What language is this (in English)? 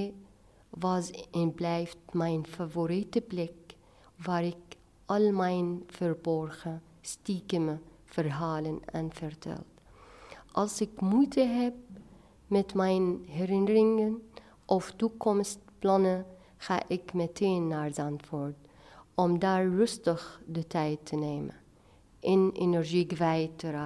Dutch